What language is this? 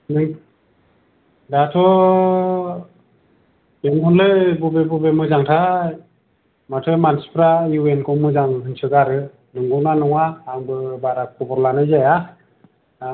Bodo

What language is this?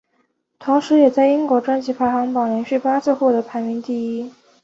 Chinese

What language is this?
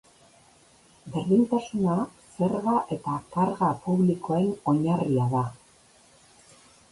Basque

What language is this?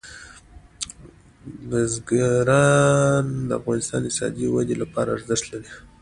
Pashto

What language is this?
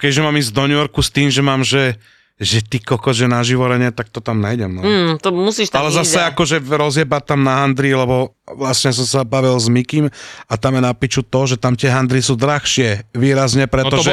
Slovak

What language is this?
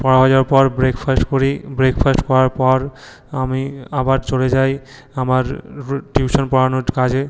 Bangla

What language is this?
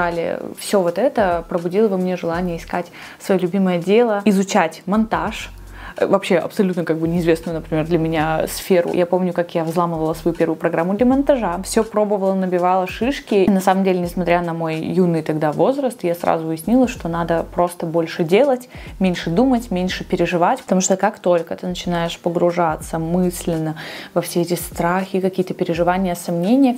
Russian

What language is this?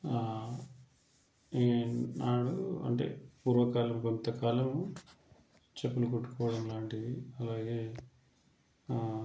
Telugu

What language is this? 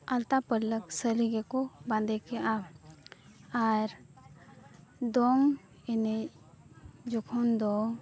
Santali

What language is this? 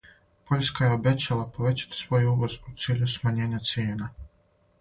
Serbian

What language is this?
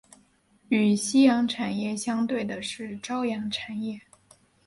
Chinese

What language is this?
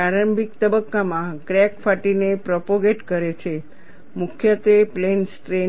Gujarati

